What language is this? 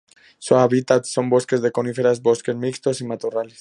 Spanish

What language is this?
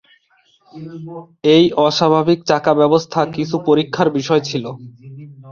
Bangla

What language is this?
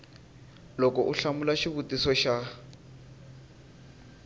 Tsonga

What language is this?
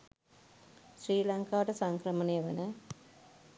Sinhala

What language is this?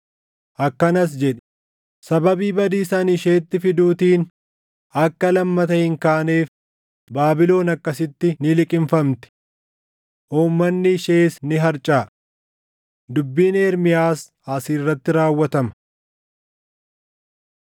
Oromo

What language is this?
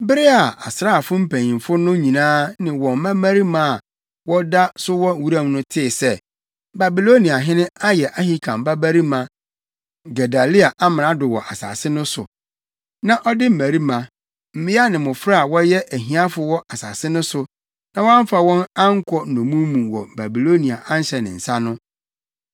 Akan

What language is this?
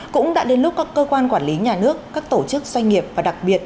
Vietnamese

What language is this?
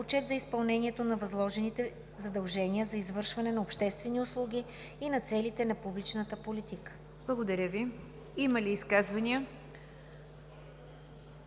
Bulgarian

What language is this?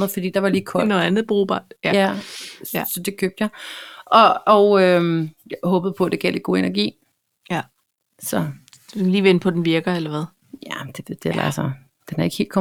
Danish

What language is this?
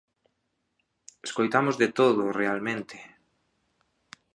Galician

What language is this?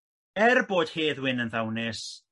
Welsh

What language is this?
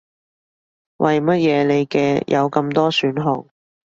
Cantonese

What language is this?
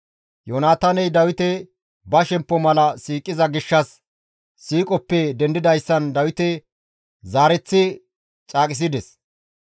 Gamo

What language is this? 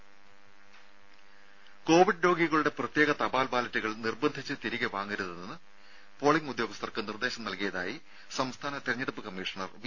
Malayalam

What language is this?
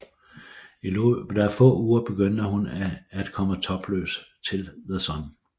Danish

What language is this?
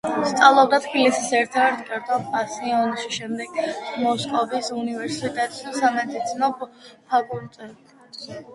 Georgian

